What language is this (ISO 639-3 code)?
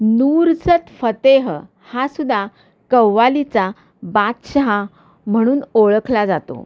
mar